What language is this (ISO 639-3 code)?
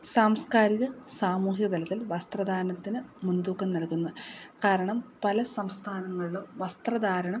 mal